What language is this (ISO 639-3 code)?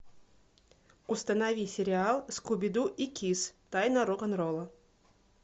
rus